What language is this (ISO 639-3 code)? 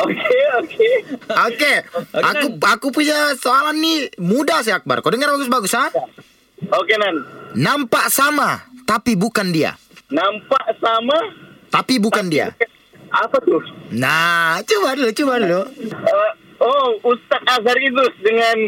msa